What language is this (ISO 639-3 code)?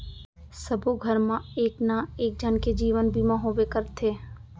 hne